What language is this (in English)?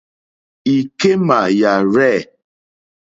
Mokpwe